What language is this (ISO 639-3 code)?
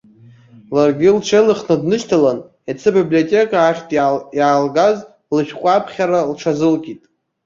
abk